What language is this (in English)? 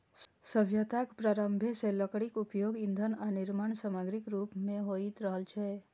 Maithili